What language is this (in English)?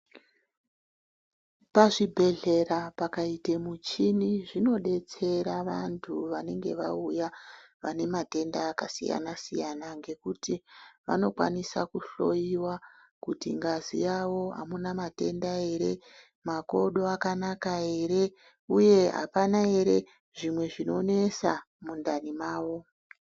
Ndau